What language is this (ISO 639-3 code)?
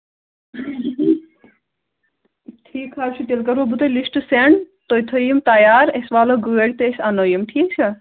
kas